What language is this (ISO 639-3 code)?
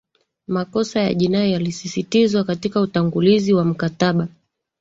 swa